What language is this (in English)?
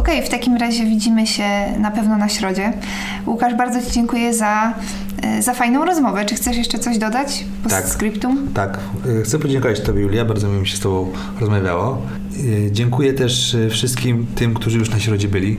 Polish